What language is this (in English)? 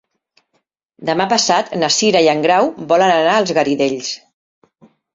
Catalan